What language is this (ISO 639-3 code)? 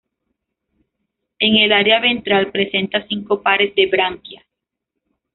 spa